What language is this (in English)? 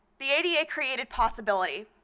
English